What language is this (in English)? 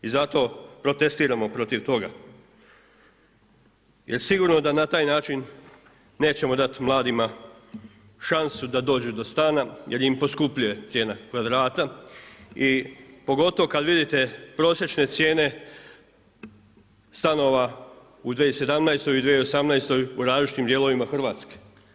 Croatian